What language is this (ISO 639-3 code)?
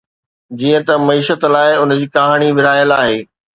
snd